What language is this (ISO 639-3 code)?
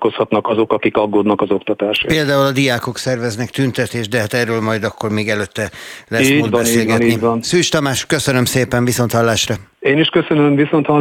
hun